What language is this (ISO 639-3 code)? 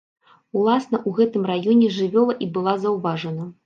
bel